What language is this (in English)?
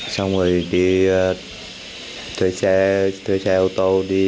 Vietnamese